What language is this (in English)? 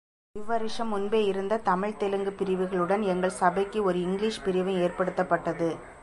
Tamil